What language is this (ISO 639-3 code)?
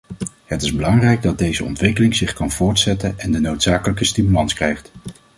nld